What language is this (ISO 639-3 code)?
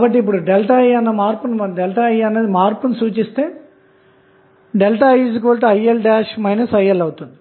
tel